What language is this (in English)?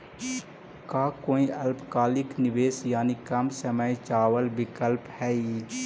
Magahi